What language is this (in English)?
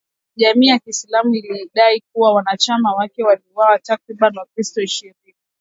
Swahili